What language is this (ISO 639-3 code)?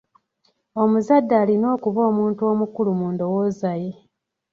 lug